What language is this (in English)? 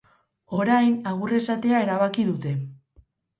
Basque